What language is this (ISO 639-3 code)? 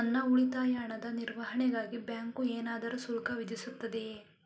kan